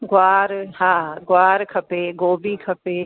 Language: Sindhi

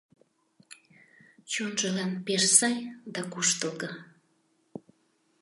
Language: Mari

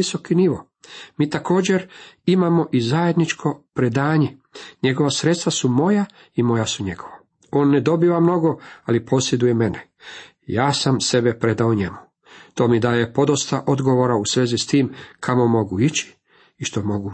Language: Croatian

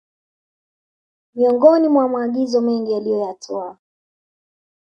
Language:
Swahili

